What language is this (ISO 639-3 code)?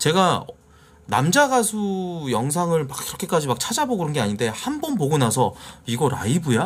kor